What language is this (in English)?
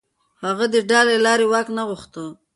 Pashto